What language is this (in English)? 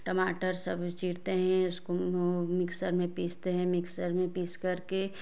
Hindi